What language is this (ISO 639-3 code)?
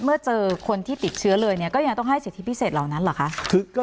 tha